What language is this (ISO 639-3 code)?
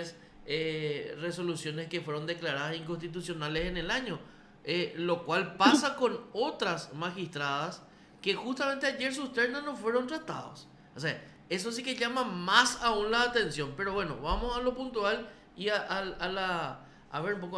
spa